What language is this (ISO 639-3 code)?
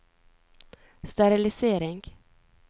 nor